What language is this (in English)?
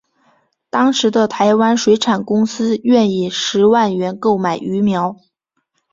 Chinese